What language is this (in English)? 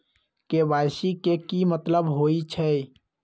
Magahi